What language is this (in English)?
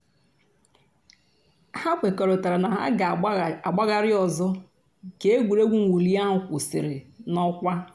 Igbo